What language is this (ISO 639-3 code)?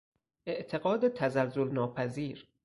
fas